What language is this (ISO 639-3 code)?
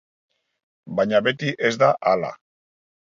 eus